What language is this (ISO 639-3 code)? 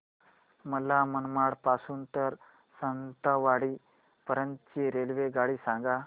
mar